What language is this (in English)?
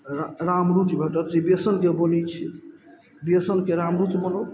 Maithili